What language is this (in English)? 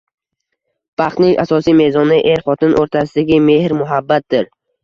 Uzbek